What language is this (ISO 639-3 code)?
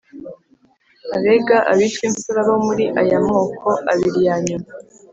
kin